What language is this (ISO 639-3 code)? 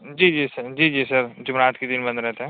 urd